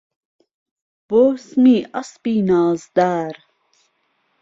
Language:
Central Kurdish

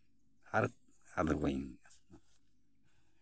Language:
Santali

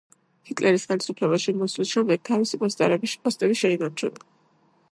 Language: Georgian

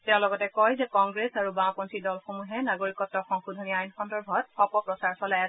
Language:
Assamese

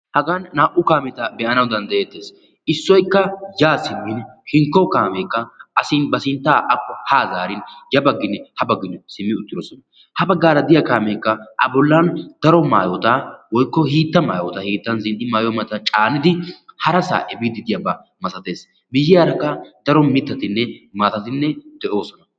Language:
Wolaytta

